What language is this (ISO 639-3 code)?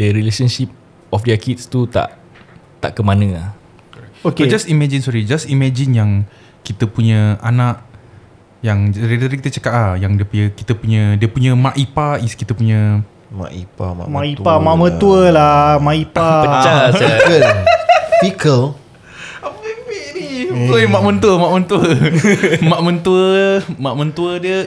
msa